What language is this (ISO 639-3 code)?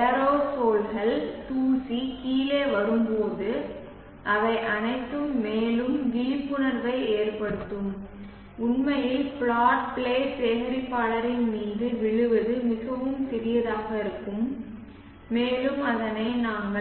tam